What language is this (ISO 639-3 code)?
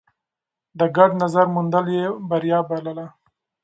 pus